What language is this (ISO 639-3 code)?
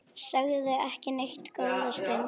isl